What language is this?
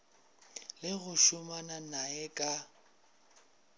Northern Sotho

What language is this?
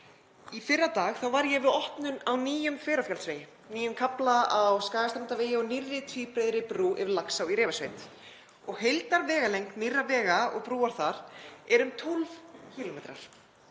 Icelandic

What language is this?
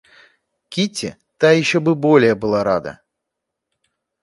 Russian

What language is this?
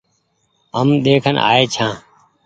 Goaria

